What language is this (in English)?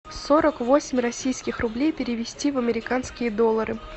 Russian